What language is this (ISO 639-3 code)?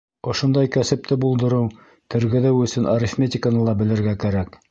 bak